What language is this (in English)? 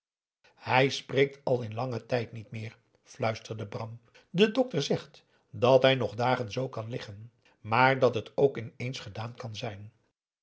Dutch